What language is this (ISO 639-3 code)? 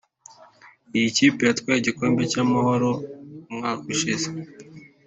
kin